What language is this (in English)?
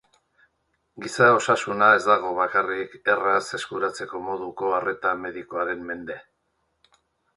Basque